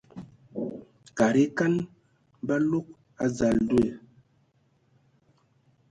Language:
Ewondo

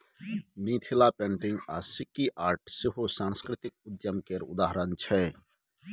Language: Maithili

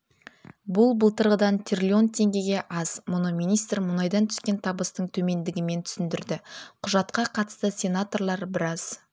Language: Kazakh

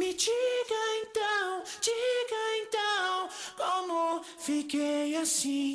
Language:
Portuguese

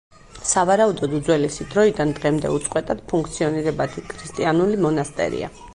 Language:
Georgian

